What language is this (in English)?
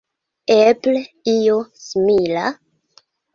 Esperanto